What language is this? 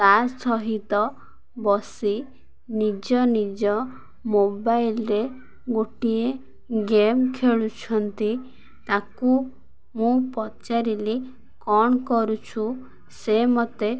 Odia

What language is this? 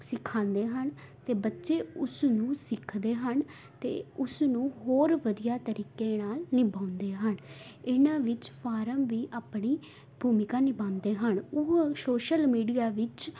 Punjabi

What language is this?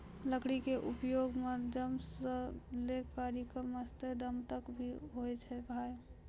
Maithili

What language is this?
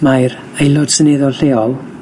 Welsh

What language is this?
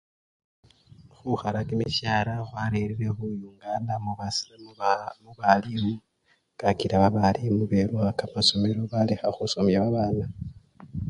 Luyia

